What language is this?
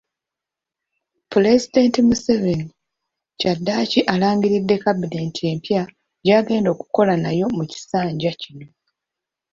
Ganda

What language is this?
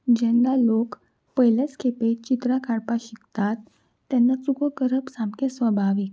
Konkani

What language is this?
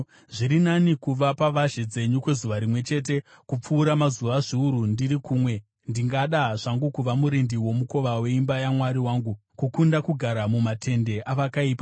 Shona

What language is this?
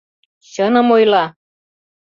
Mari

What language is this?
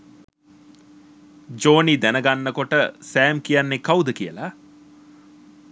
Sinhala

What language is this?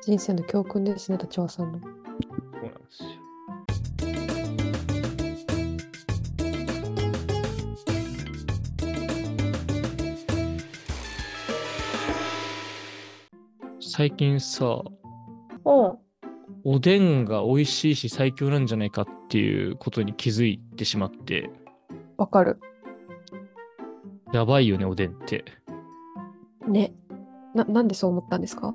Japanese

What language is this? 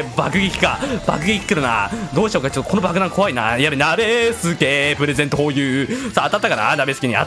Japanese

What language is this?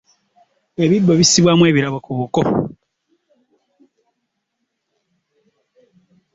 Ganda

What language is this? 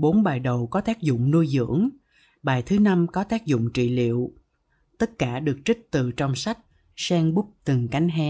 Vietnamese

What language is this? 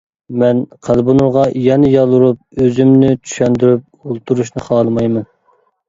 Uyghur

